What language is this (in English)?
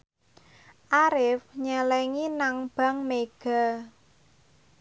Javanese